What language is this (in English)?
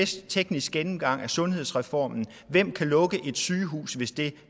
Danish